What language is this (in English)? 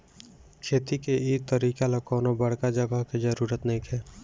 Bhojpuri